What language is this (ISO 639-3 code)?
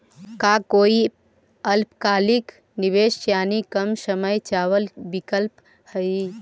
mag